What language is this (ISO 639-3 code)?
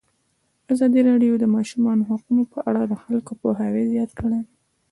pus